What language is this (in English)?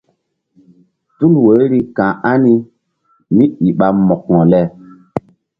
Mbum